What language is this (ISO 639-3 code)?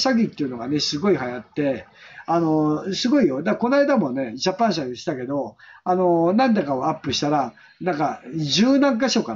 jpn